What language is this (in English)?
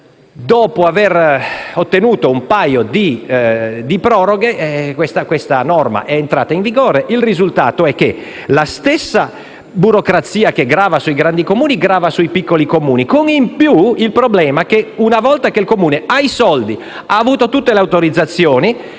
Italian